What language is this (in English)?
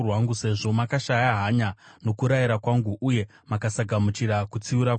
Shona